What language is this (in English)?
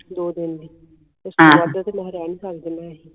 Punjabi